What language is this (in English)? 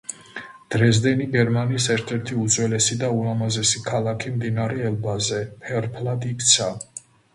Georgian